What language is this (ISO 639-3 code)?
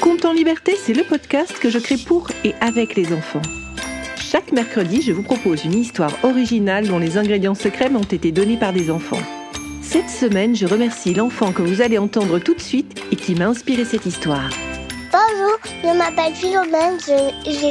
fra